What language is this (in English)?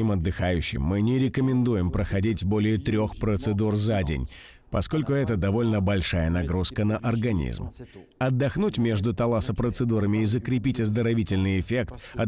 Russian